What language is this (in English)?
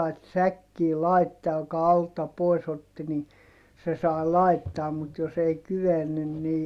Finnish